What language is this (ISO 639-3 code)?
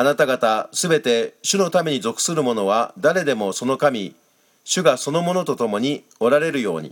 jpn